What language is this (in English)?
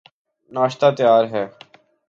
Urdu